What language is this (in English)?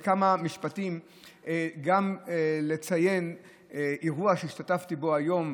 Hebrew